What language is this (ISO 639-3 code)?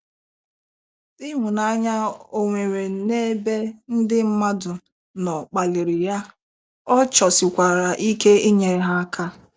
ibo